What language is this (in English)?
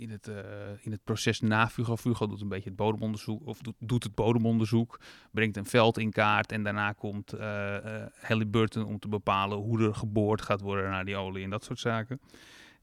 Dutch